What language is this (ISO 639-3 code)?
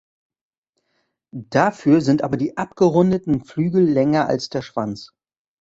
deu